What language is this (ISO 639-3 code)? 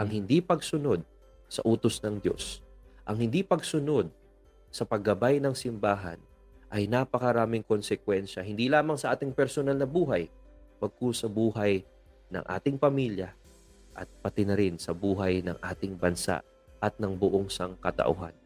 fil